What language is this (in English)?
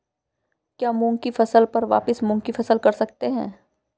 Hindi